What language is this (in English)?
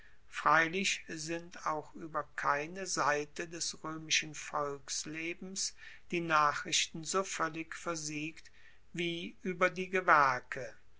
German